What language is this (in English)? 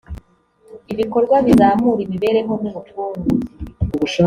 Kinyarwanda